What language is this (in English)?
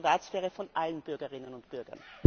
German